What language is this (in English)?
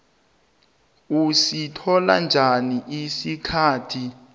South Ndebele